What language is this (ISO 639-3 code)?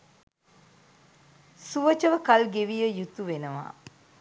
sin